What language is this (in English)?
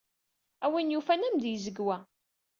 Kabyle